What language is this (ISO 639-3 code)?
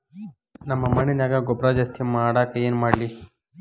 kan